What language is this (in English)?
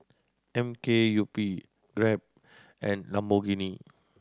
English